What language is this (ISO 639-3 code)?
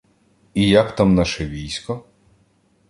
ukr